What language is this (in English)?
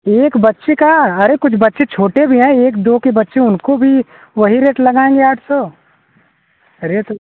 Hindi